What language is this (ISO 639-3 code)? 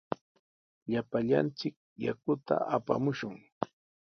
qws